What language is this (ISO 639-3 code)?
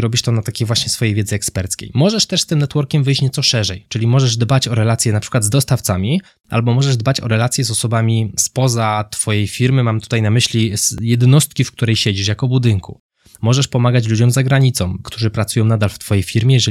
pol